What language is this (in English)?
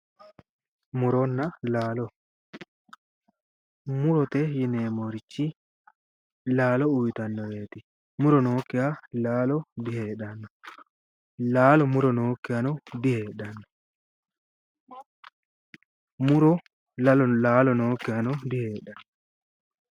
Sidamo